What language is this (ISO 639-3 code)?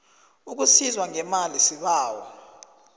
nbl